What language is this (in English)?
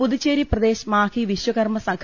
Malayalam